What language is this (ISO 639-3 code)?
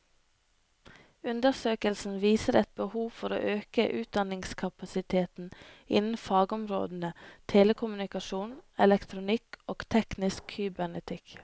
nor